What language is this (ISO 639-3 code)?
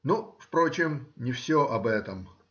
rus